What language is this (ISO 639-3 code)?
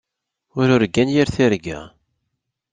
kab